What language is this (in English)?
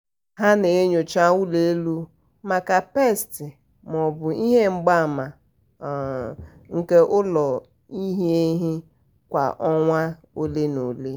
Igbo